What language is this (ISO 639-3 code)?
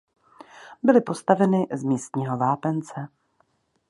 ces